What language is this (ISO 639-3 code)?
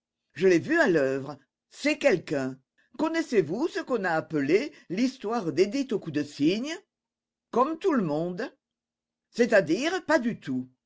fra